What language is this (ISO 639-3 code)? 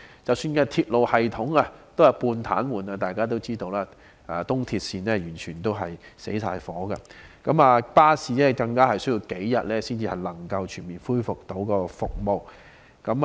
yue